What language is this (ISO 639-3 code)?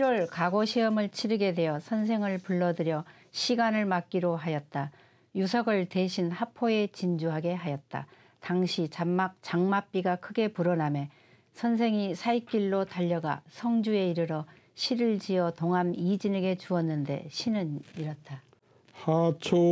kor